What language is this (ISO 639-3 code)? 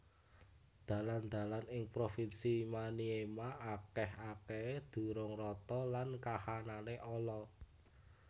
jav